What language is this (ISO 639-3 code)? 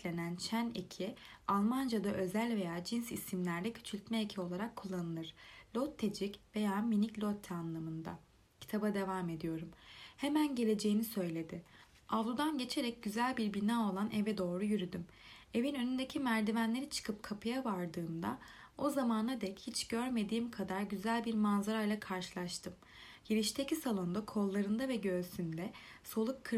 tur